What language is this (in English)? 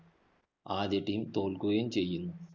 Malayalam